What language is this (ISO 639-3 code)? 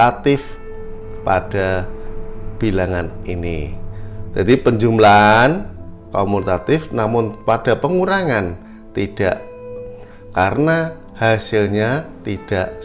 ind